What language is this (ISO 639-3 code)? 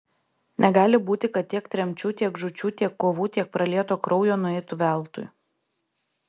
lit